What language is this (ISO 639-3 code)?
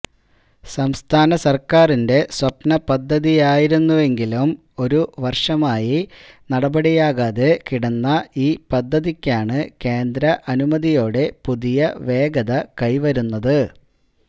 mal